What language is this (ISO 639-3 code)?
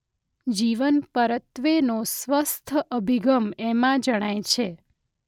guj